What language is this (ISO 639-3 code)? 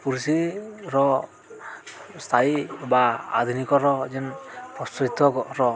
ori